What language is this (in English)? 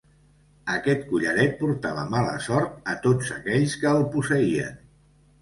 Catalan